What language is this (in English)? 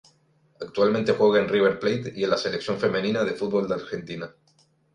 Spanish